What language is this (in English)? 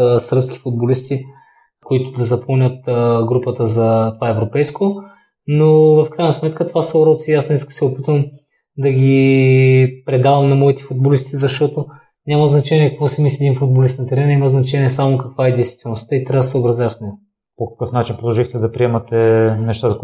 Bulgarian